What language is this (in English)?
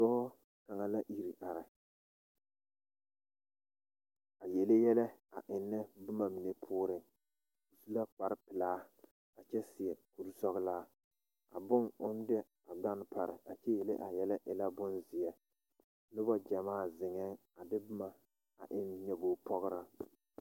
Southern Dagaare